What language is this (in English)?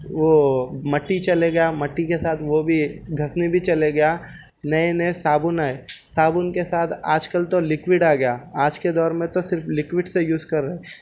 Urdu